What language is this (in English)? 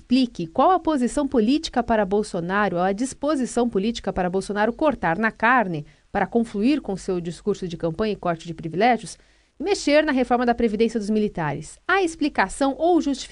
Portuguese